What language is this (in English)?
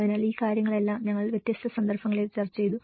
Malayalam